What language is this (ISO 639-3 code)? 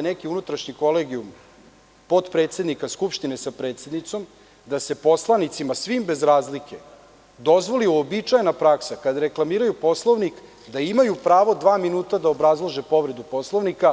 srp